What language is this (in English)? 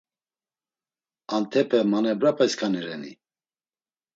Laz